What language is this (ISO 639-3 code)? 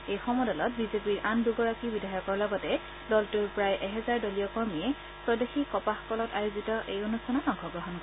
asm